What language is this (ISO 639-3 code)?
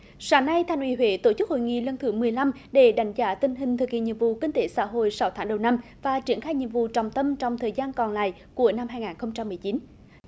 vie